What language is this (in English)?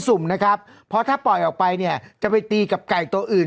Thai